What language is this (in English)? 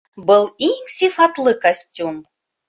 Bashkir